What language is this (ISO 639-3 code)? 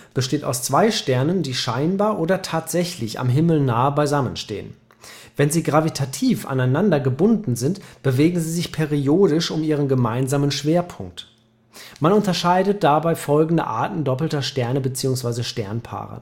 deu